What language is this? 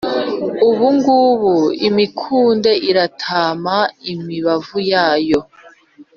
Kinyarwanda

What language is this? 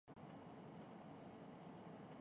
Urdu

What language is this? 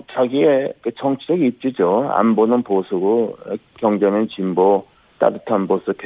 Korean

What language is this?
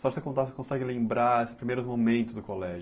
Portuguese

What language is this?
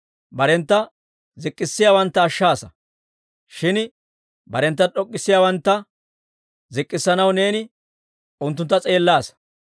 Dawro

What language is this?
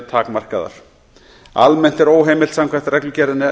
Icelandic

